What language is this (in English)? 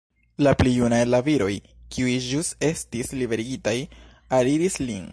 Esperanto